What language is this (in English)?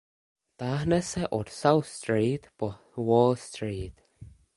Czech